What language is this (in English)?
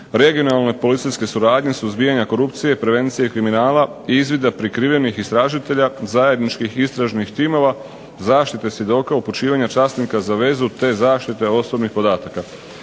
Croatian